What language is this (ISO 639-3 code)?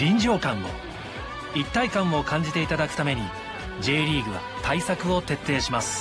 jpn